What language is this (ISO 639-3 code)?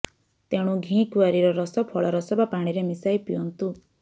ori